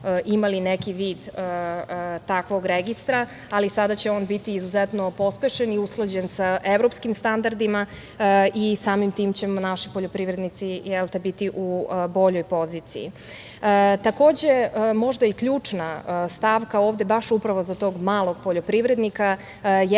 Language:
Serbian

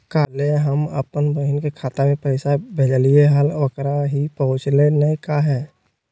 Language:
Magahi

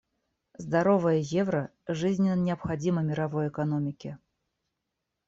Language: Russian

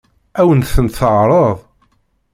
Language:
Kabyle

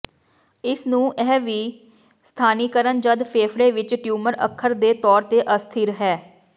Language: Punjabi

